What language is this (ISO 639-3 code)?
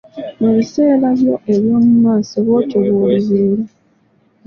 lug